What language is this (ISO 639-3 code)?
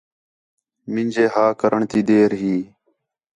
xhe